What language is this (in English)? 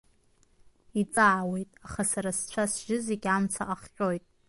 Abkhazian